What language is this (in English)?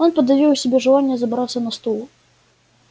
Russian